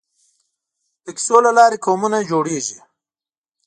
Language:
Pashto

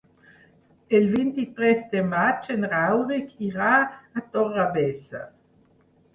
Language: Catalan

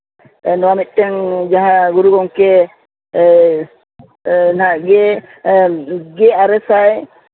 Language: Santali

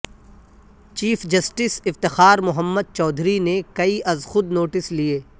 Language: Urdu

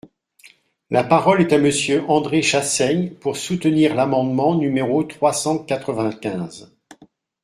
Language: French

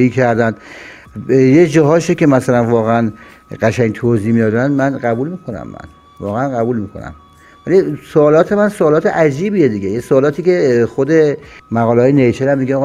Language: Persian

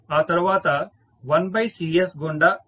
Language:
Telugu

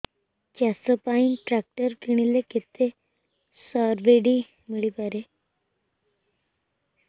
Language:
Odia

